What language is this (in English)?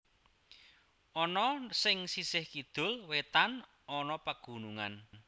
Javanese